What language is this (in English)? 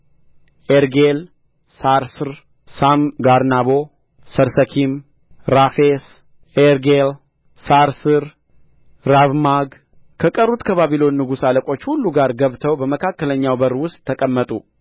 Amharic